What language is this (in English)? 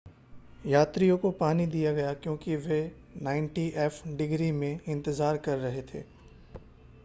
Hindi